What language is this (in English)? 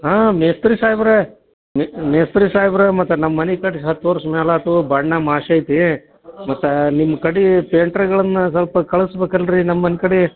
Kannada